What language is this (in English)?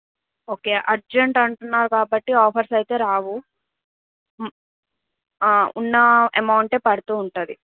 Telugu